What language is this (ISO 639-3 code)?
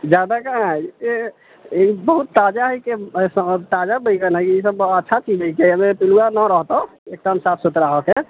mai